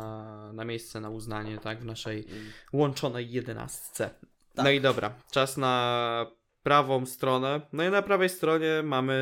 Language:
Polish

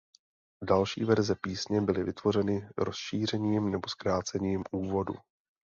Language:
Czech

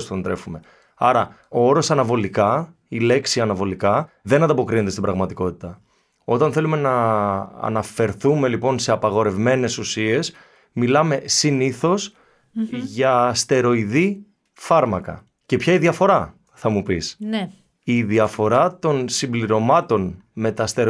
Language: Greek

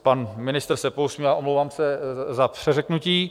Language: Czech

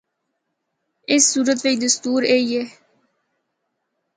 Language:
Northern Hindko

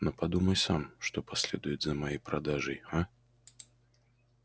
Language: Russian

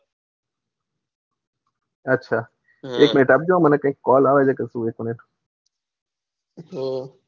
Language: Gujarati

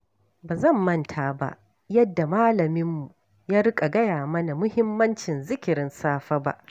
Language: Hausa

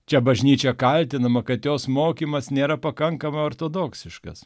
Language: Lithuanian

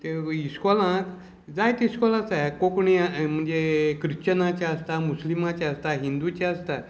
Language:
Konkani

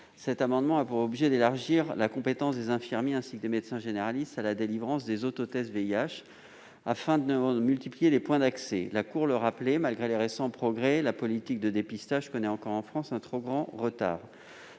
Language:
French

